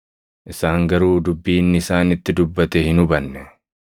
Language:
Oromo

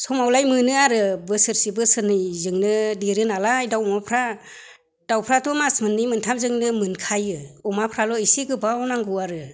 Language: Bodo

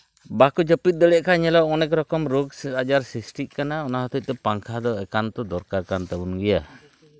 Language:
Santali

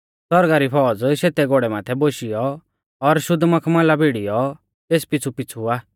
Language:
Mahasu Pahari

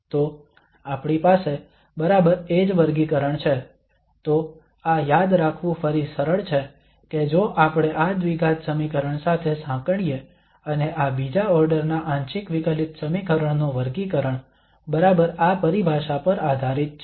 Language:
Gujarati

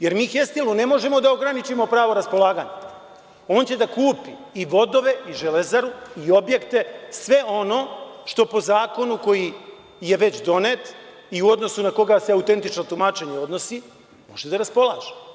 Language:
Serbian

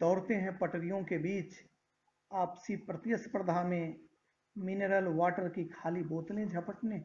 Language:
Hindi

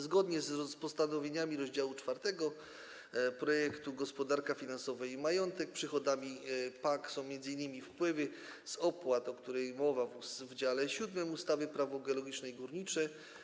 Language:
Polish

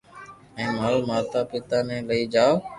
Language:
Loarki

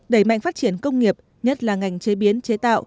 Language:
Vietnamese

